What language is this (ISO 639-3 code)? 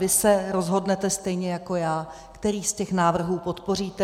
ces